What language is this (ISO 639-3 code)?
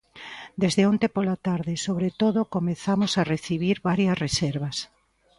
glg